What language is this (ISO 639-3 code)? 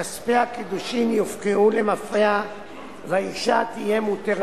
heb